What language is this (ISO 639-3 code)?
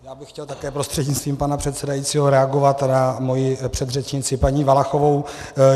ces